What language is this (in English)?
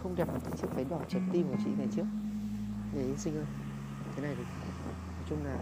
Vietnamese